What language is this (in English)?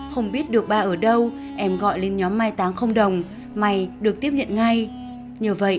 Vietnamese